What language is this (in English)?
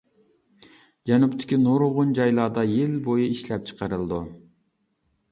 Uyghur